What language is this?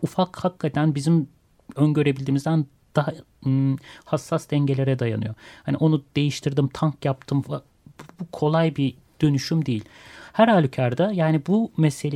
Turkish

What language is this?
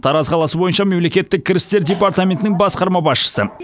Kazakh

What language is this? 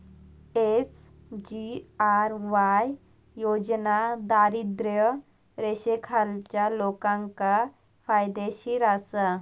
Marathi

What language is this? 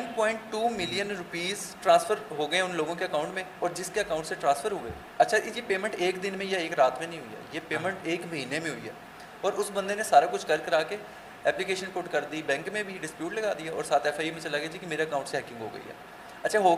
Urdu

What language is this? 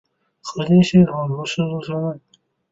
Chinese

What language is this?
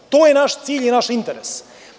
Serbian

